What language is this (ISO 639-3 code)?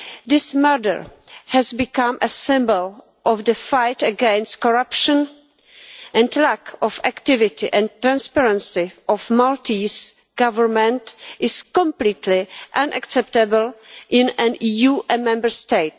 eng